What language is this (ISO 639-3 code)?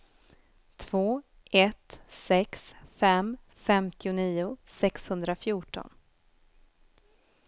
swe